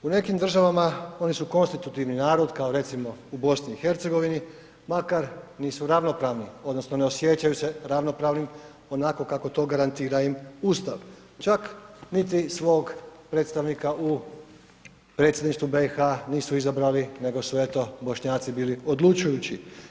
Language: Croatian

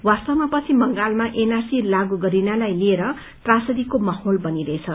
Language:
Nepali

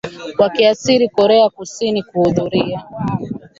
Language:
Swahili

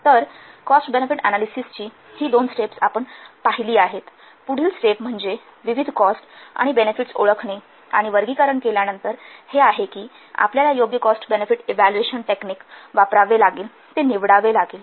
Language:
Marathi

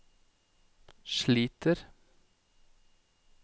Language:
Norwegian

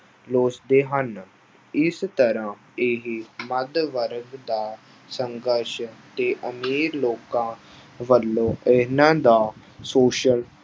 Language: Punjabi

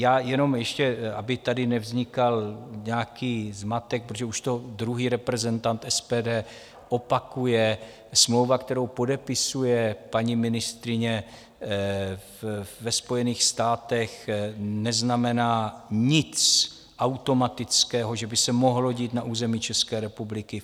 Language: Czech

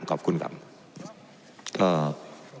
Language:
Thai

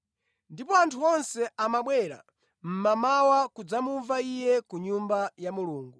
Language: Nyanja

